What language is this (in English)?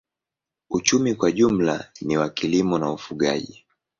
Swahili